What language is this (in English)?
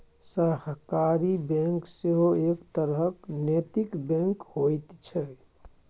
Maithili